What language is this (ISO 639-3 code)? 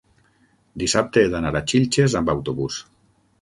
cat